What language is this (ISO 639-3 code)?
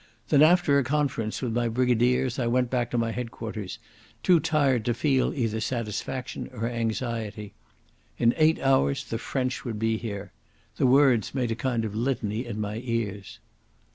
eng